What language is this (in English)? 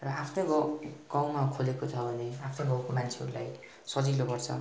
Nepali